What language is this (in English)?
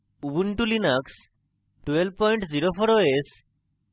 Bangla